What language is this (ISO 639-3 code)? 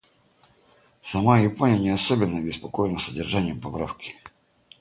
rus